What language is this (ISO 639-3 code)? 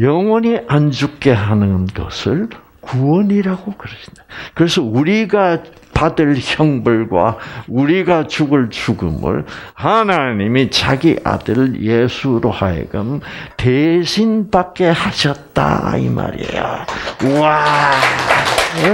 kor